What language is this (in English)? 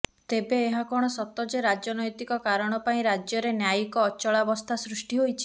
Odia